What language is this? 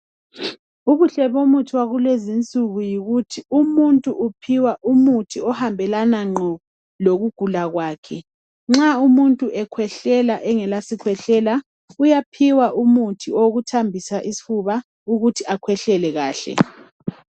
North Ndebele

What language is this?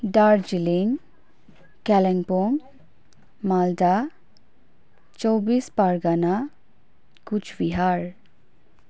Nepali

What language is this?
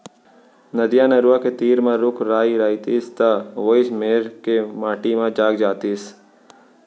Chhattisgarhi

